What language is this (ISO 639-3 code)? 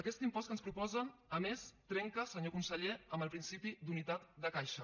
cat